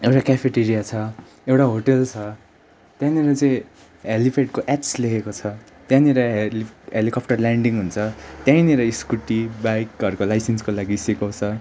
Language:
Nepali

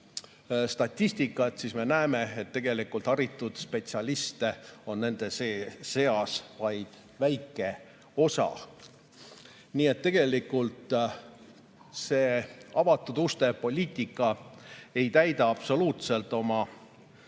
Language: Estonian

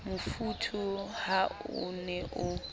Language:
Southern Sotho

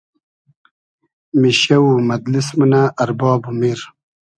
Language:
Hazaragi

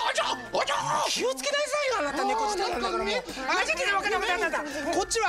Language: Japanese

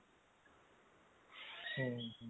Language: Odia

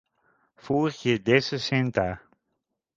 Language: Western Frisian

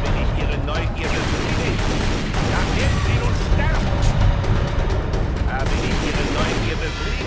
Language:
German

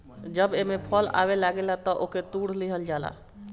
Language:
Bhojpuri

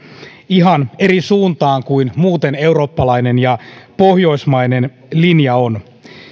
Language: Finnish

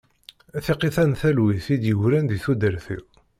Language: Kabyle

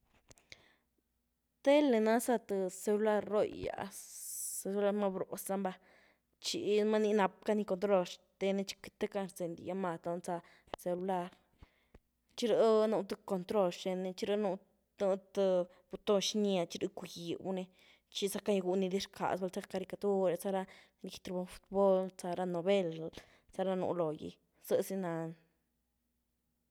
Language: Güilá Zapotec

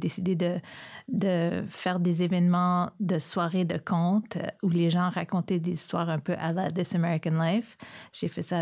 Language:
French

